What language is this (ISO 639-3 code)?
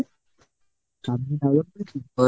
ben